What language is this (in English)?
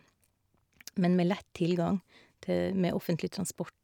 Norwegian